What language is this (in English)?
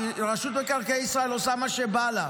Hebrew